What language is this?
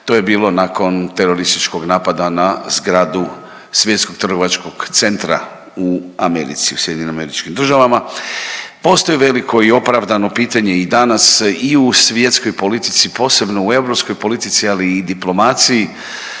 Croatian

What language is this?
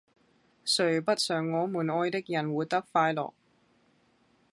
Cantonese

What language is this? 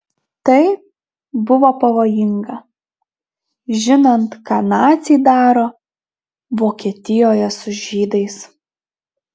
Lithuanian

